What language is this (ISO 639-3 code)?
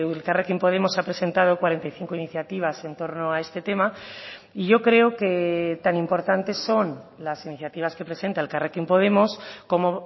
spa